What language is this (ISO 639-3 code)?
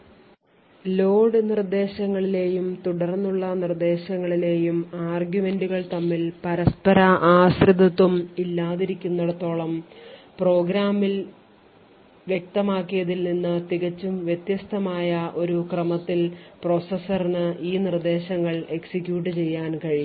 mal